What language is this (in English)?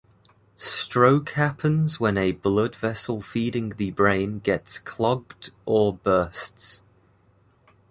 English